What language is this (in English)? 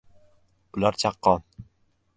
Uzbek